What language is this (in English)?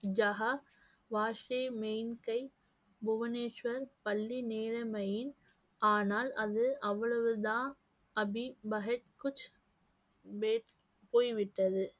Tamil